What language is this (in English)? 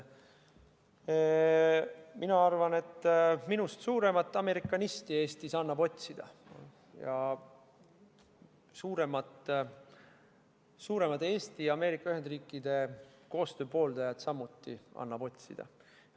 Estonian